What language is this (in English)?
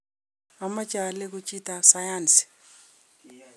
Kalenjin